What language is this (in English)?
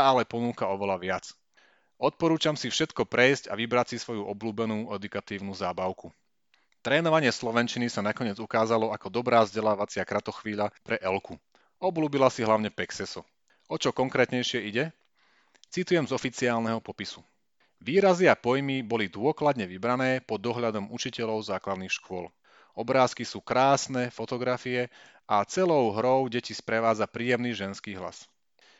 Slovak